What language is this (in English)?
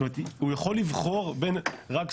Hebrew